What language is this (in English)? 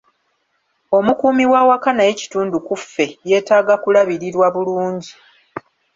Ganda